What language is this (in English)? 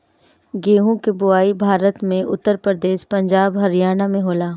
Bhojpuri